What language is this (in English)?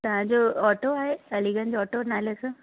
Sindhi